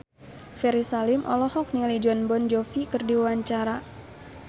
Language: Sundanese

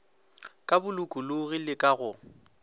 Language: Northern Sotho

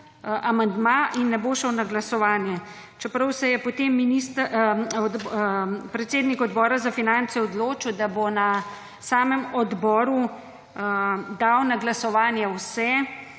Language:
Slovenian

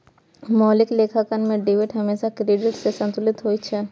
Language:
Maithili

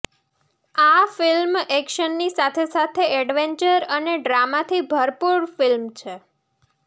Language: Gujarati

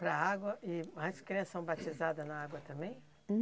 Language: Portuguese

